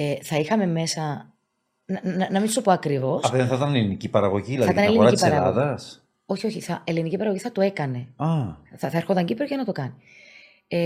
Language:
Greek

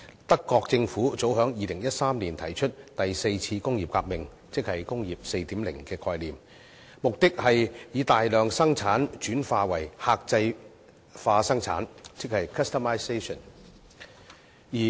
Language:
Cantonese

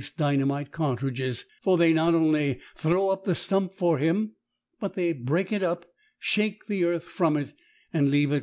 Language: English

